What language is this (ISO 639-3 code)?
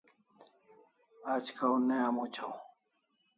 kls